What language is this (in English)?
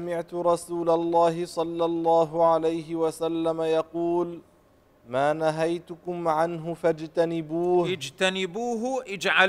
Arabic